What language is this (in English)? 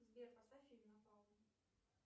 Russian